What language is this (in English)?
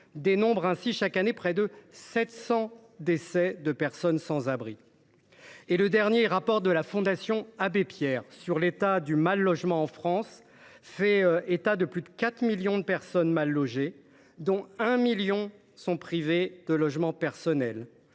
French